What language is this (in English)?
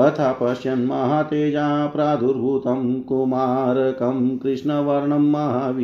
Hindi